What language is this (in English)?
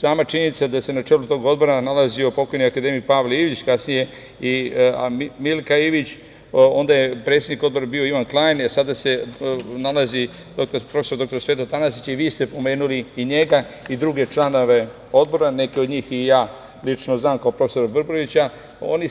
Serbian